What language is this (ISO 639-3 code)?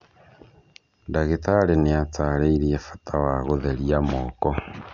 kik